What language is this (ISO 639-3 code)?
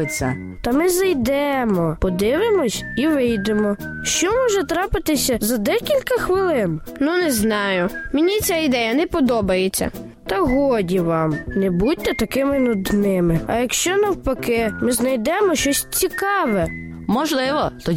ukr